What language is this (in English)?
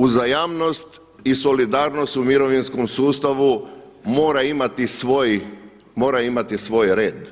Croatian